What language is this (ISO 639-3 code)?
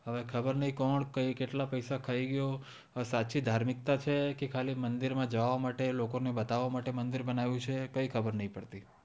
guj